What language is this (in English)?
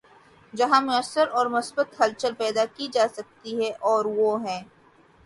Urdu